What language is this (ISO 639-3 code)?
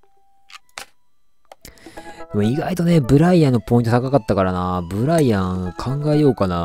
jpn